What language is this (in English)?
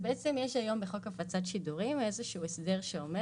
Hebrew